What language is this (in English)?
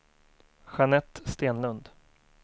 Swedish